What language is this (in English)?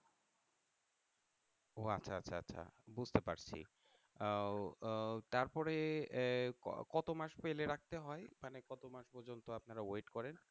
Bangla